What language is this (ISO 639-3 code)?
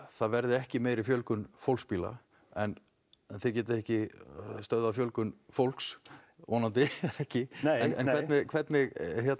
isl